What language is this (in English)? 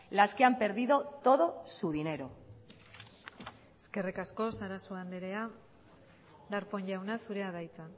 Basque